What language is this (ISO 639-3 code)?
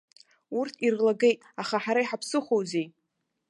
abk